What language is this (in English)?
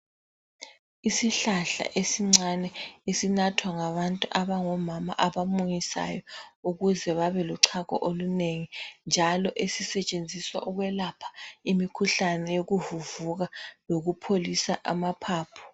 North Ndebele